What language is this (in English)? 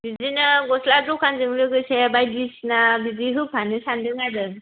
Bodo